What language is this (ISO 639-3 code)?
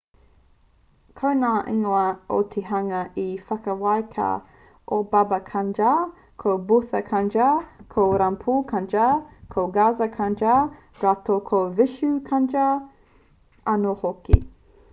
mri